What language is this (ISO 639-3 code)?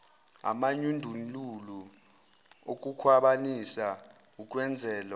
zul